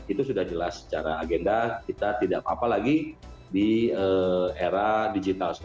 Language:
Indonesian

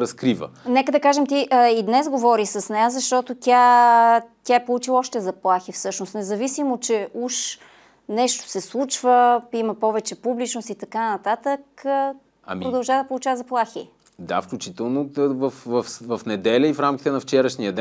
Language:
Bulgarian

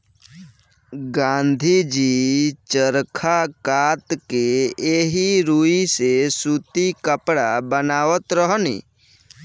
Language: Bhojpuri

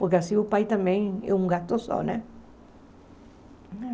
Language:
Portuguese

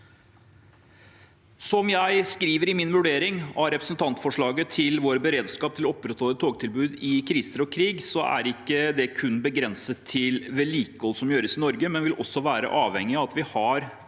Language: Norwegian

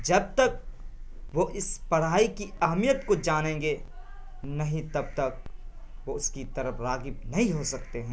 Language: Urdu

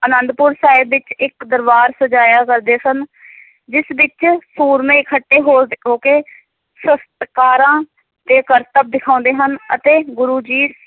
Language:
Punjabi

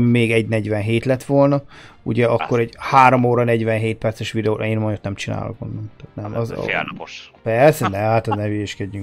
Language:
Hungarian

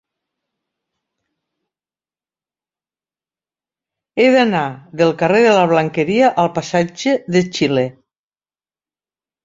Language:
Catalan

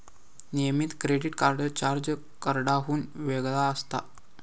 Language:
Marathi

